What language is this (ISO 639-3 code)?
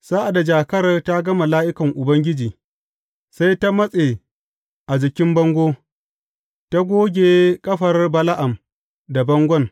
hau